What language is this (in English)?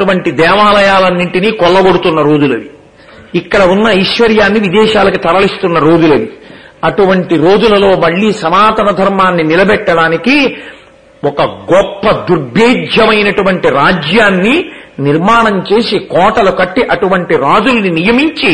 Telugu